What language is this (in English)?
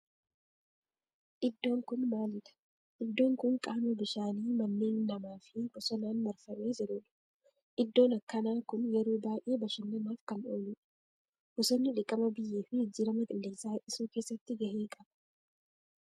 Oromo